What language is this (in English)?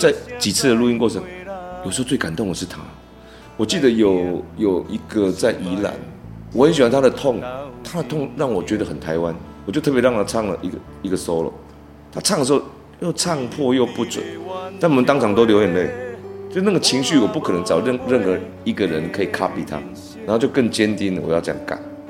Chinese